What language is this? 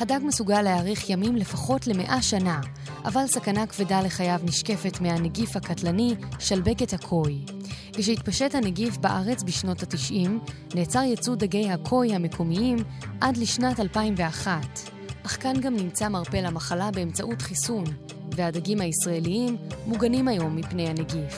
Hebrew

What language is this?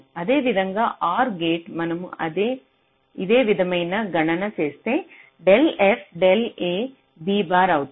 Telugu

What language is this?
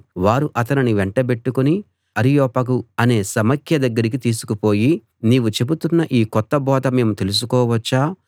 Telugu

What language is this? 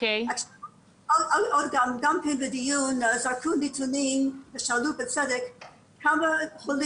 Hebrew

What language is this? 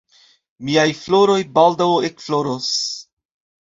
Esperanto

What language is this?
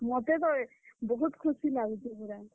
Odia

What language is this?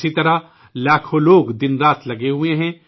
Urdu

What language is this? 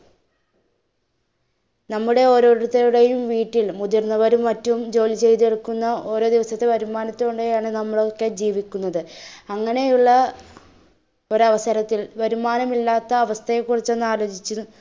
Malayalam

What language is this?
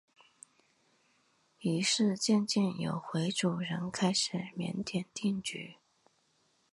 Chinese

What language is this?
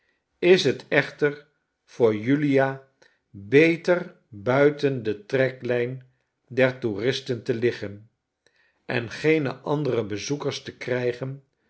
Dutch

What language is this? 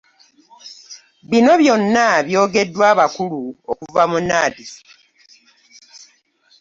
Ganda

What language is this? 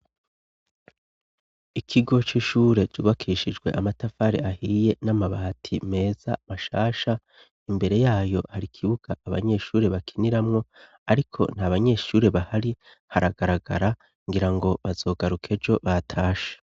Rundi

